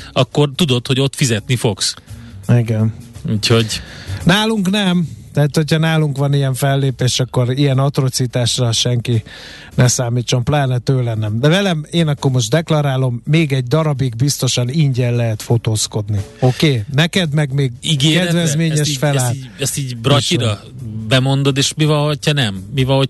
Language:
Hungarian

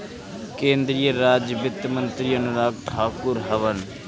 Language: Bhojpuri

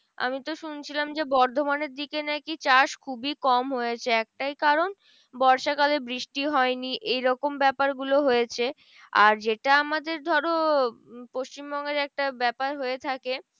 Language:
Bangla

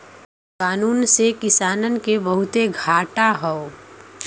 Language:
Bhojpuri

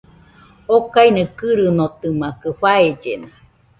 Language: Nüpode Huitoto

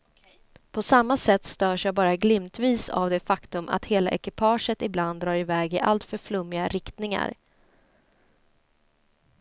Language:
Swedish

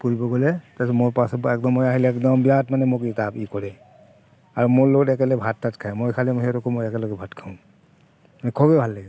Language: Assamese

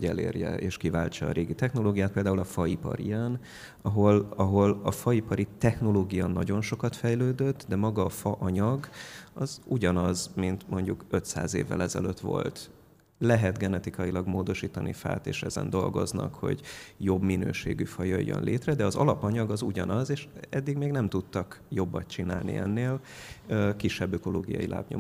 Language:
Hungarian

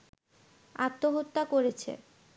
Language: Bangla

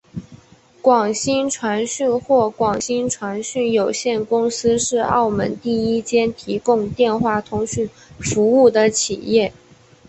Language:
Chinese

